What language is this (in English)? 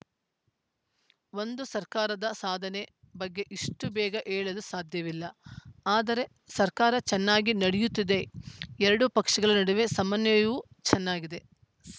Kannada